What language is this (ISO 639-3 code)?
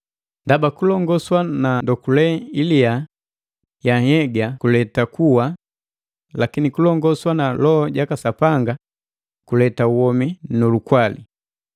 mgv